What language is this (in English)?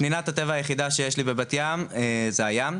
Hebrew